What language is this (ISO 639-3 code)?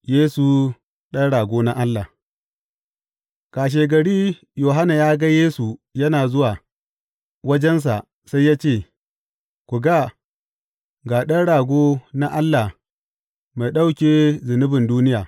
hau